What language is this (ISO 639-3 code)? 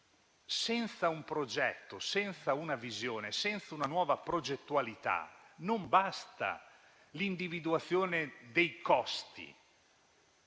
ita